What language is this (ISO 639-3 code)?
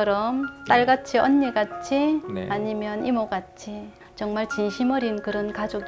kor